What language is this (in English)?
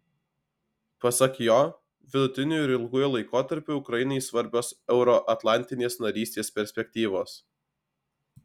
Lithuanian